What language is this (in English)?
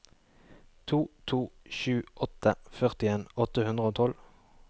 Norwegian